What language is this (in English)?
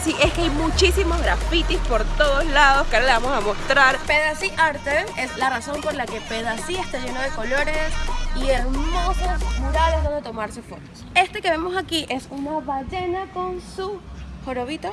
Spanish